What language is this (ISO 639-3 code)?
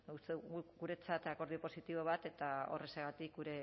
eus